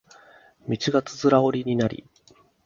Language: Japanese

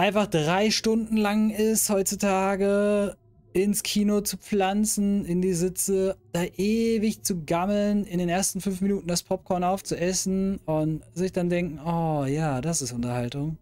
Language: German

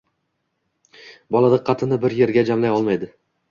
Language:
Uzbek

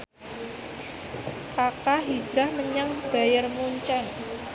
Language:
Javanese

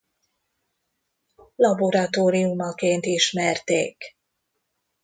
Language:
Hungarian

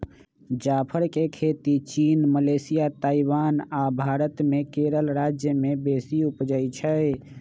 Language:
Magahi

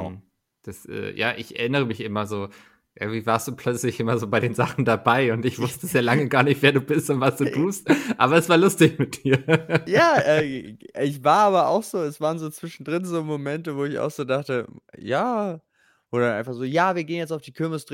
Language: German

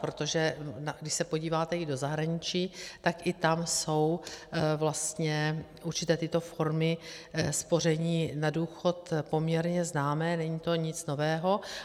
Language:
Czech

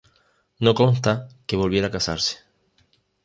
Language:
Spanish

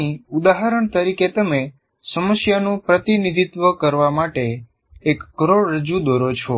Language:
Gujarati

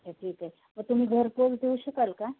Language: Marathi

